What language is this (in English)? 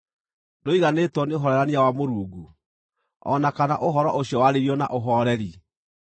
Kikuyu